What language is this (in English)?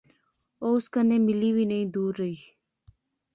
Pahari-Potwari